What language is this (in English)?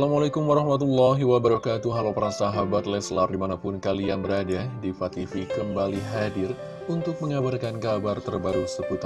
Indonesian